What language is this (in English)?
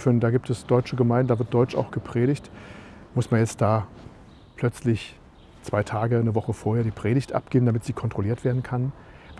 German